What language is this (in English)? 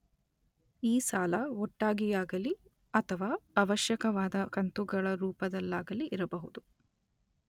Kannada